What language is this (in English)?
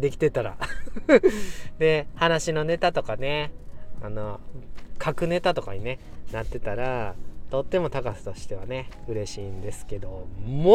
Japanese